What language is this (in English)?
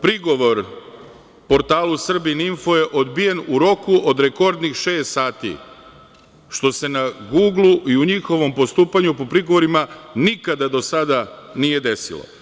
Serbian